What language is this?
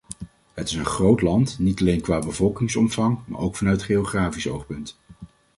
Dutch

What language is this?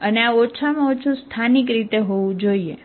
Gujarati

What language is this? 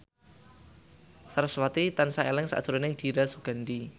Javanese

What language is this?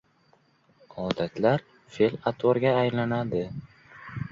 Uzbek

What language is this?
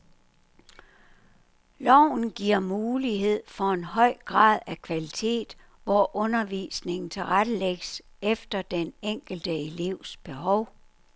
Danish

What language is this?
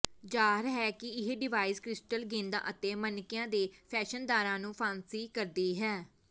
Punjabi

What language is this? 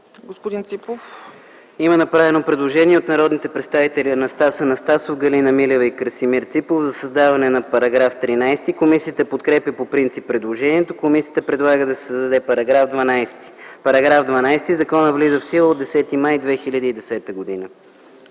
Bulgarian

